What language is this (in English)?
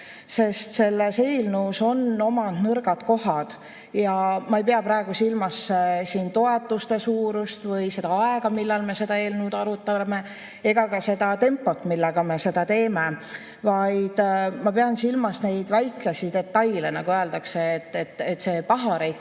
Estonian